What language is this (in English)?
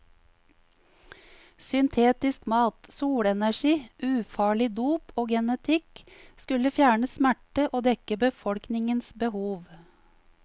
Norwegian